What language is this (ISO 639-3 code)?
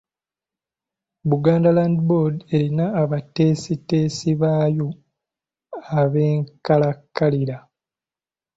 lug